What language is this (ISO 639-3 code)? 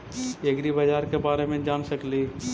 mag